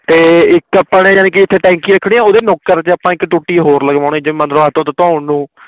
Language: Punjabi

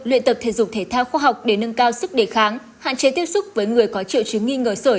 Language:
Vietnamese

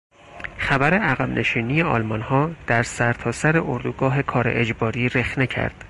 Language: Persian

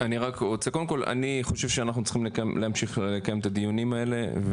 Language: Hebrew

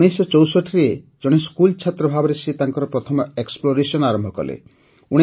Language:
Odia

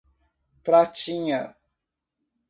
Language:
Portuguese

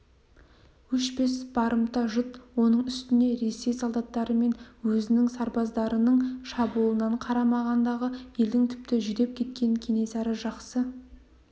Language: Kazakh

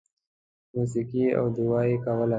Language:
Pashto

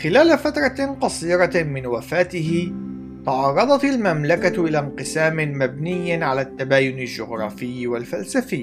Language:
Arabic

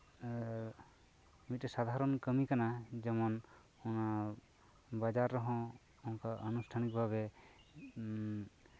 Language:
Santali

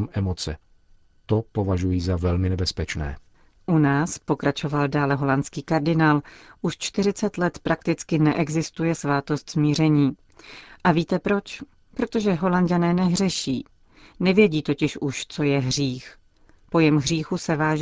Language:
Czech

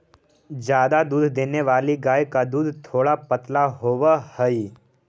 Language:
Magahi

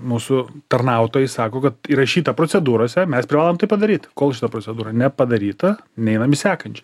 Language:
Lithuanian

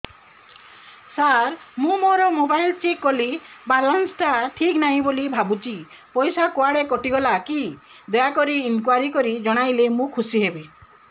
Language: Odia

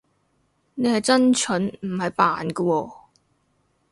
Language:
Cantonese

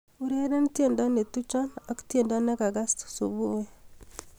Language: Kalenjin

